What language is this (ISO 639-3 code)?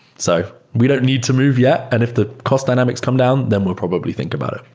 eng